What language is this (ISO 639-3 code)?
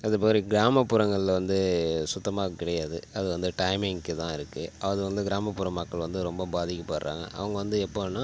tam